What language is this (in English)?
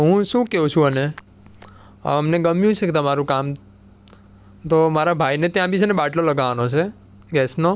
Gujarati